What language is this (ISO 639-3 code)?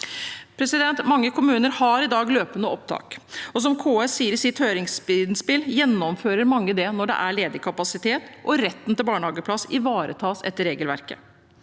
nor